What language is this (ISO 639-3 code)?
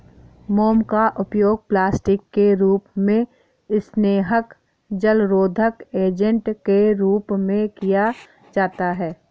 hin